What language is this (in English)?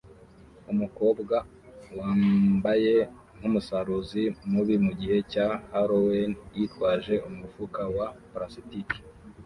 Kinyarwanda